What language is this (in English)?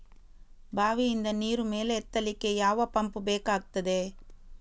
Kannada